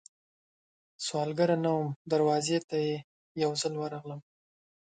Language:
Pashto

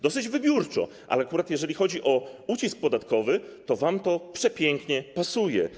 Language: Polish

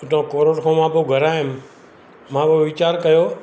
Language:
Sindhi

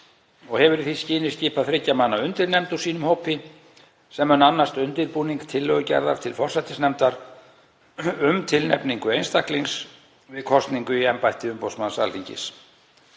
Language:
Icelandic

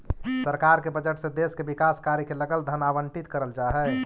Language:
Magahi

